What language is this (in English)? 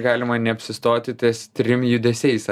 Lithuanian